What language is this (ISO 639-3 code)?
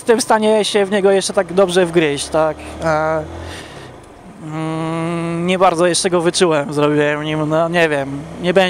pol